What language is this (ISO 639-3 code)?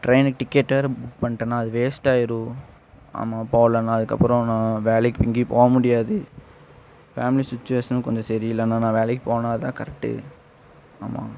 tam